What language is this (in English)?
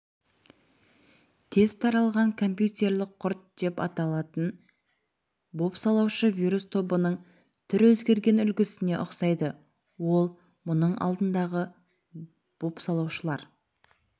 Kazakh